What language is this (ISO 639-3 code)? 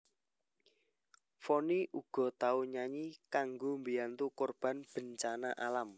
jav